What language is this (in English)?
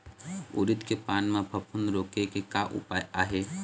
Chhattisgarhi